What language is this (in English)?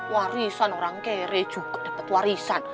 Indonesian